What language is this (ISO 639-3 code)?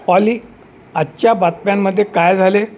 mar